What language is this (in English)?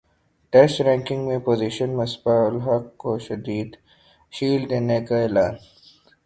Urdu